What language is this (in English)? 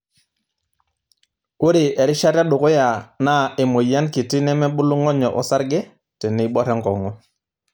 Masai